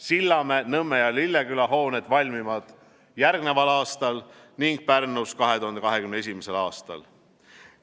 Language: Estonian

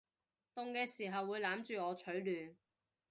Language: Cantonese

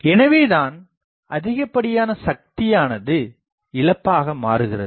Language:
Tamil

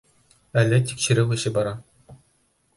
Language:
Bashkir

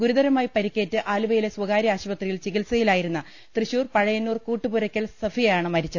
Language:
Malayalam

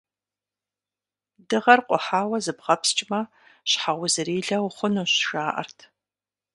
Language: Kabardian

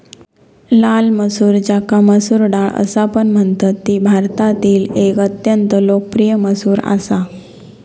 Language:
Marathi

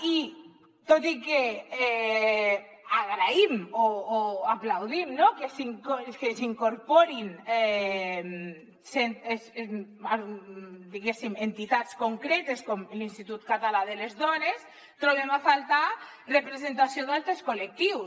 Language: Catalan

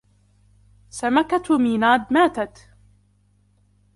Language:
Arabic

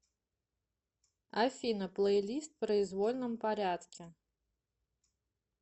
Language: Russian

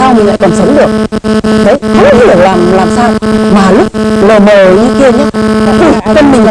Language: Vietnamese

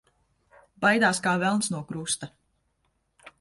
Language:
Latvian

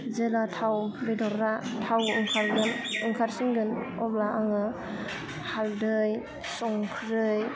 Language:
Bodo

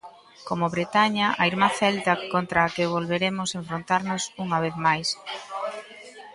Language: Galician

